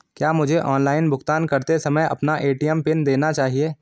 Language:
Hindi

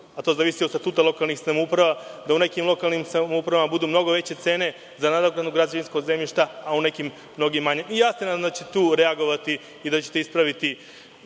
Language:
Serbian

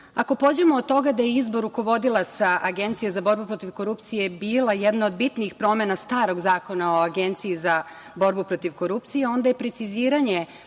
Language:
Serbian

